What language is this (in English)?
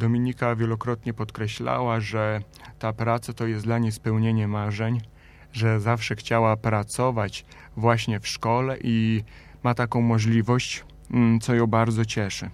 Polish